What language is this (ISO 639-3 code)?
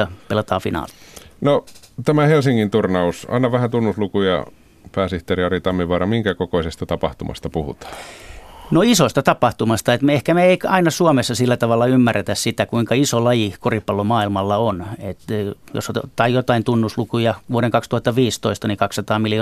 fin